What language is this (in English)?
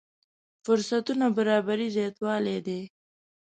Pashto